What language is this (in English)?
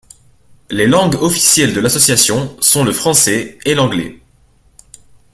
French